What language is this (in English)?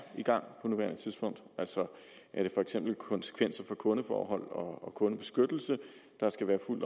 Danish